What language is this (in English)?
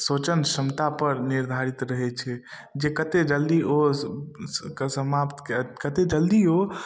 Maithili